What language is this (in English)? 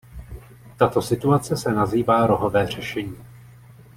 Czech